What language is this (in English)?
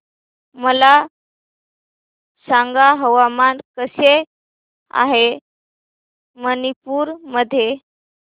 Marathi